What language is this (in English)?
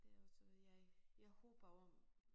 Danish